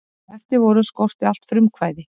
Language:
Icelandic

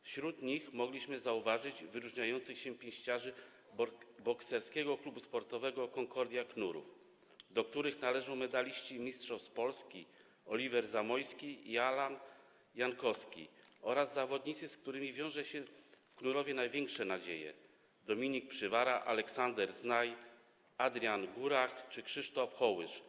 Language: Polish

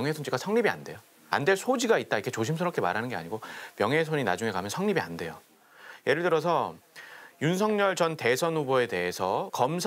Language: Korean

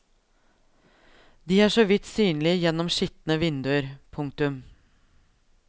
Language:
Norwegian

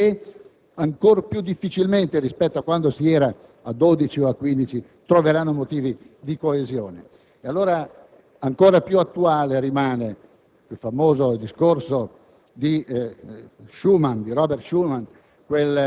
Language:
Italian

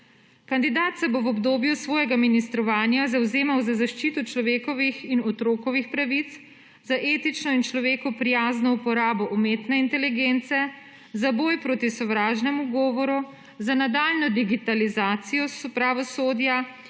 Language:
Slovenian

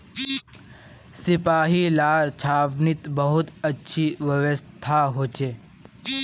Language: Magahi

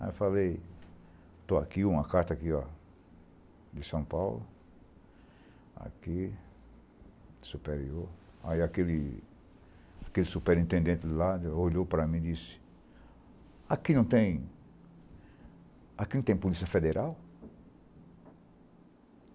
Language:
Portuguese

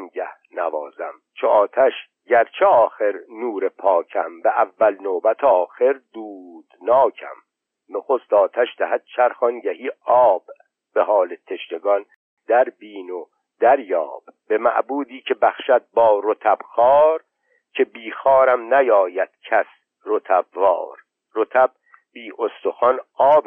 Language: Persian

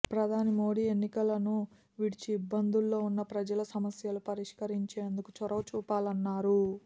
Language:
Telugu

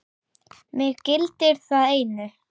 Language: Icelandic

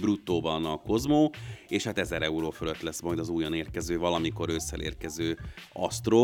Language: Hungarian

